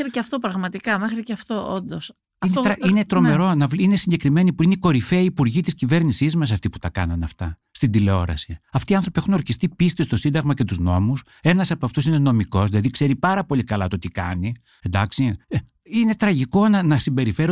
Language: Greek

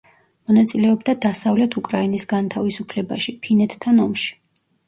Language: Georgian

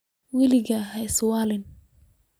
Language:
Somali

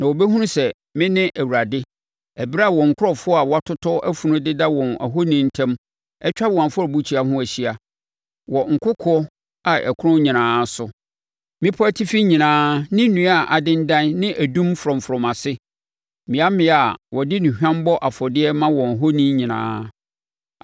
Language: Akan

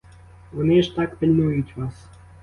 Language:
Ukrainian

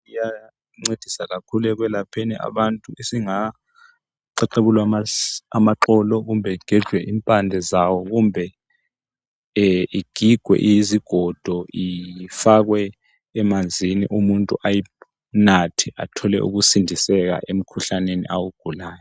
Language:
North Ndebele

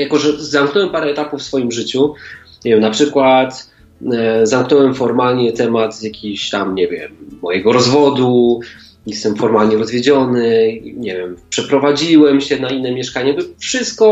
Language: Polish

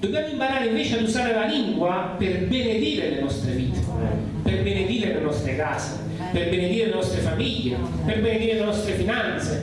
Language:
Italian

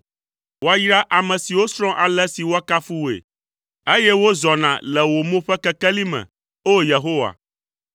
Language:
Ewe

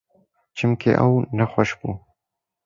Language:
Kurdish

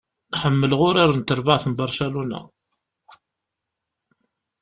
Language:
Kabyle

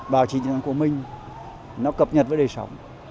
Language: Vietnamese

